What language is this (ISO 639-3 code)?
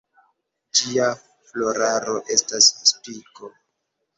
epo